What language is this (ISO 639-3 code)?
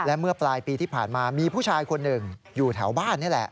tha